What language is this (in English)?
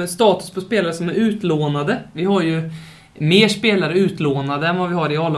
Swedish